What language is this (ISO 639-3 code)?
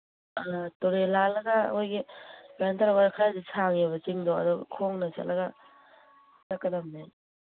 mni